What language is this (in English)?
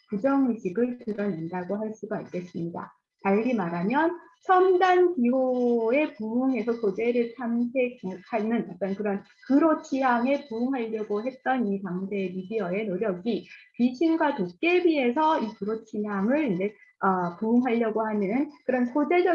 Korean